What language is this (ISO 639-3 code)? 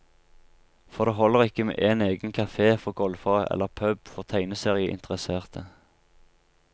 nor